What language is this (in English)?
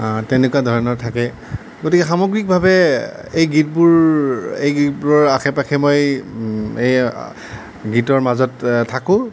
Assamese